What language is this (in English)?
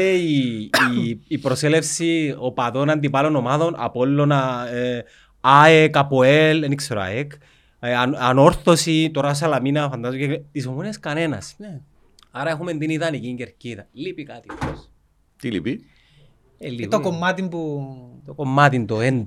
Greek